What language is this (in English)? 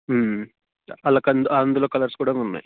Telugu